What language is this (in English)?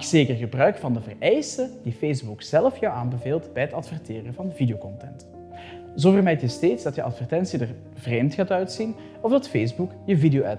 Dutch